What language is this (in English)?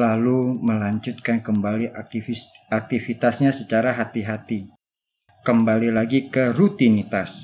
Indonesian